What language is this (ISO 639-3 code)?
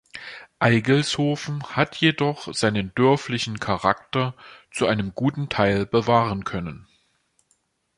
deu